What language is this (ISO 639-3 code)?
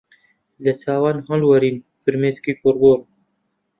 ckb